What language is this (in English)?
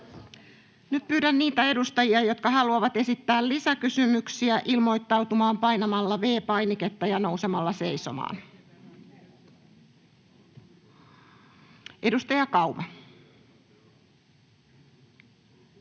Finnish